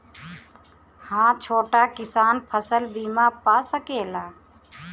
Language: Bhojpuri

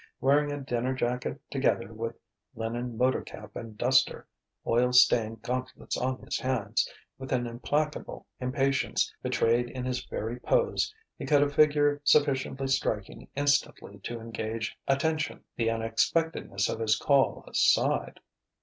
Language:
English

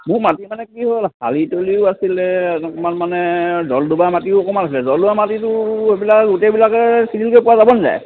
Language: Assamese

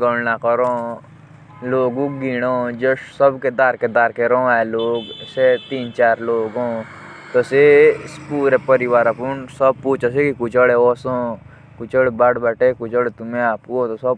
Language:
Jaunsari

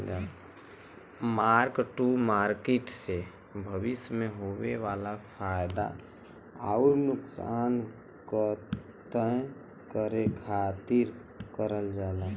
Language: Bhojpuri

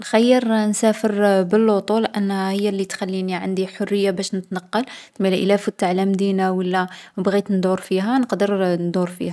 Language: Algerian Arabic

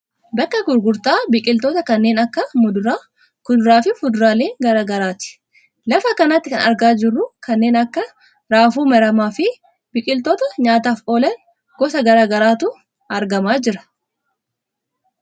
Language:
Oromo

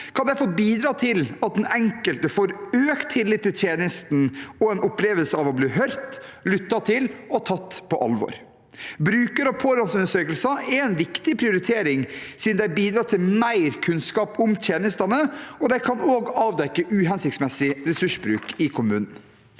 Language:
Norwegian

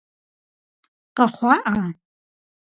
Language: Kabardian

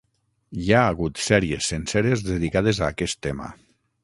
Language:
Catalan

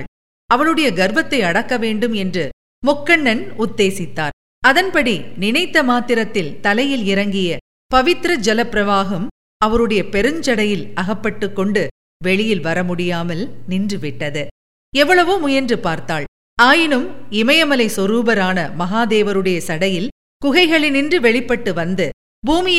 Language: Tamil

